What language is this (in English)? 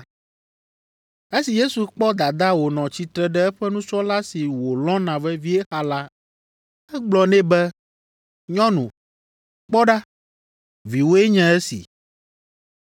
Ewe